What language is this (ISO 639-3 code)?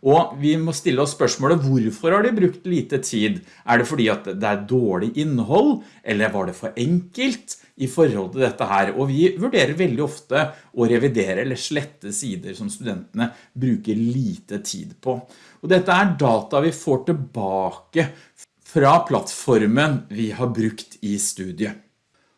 nor